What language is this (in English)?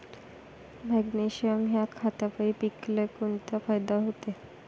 Marathi